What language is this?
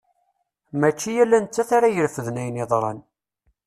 Kabyle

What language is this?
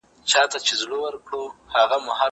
Pashto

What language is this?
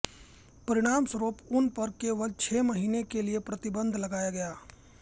Hindi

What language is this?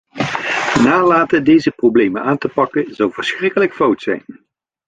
Dutch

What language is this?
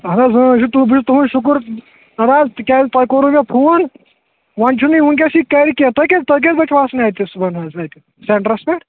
Kashmiri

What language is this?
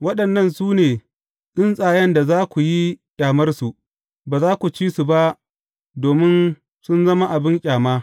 Hausa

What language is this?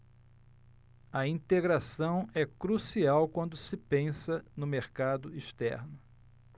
Portuguese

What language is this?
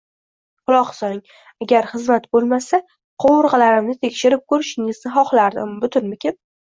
Uzbek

